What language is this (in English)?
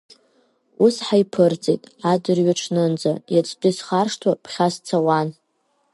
Abkhazian